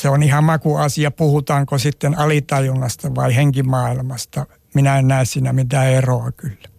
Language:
Finnish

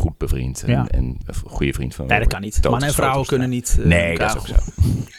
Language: Dutch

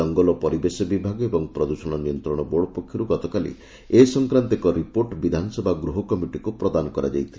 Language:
Odia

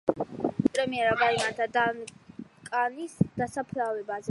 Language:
Georgian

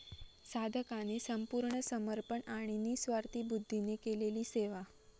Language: Marathi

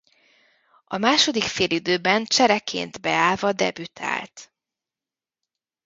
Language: Hungarian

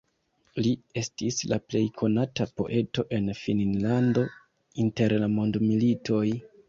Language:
Esperanto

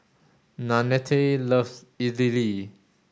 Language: English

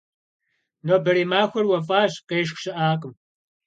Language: Kabardian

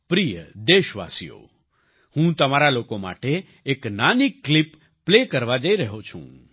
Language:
Gujarati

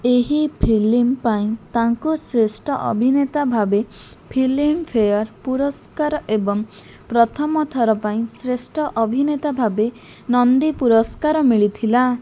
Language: Odia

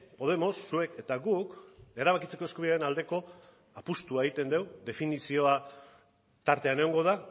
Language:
Basque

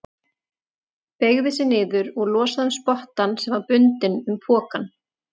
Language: Icelandic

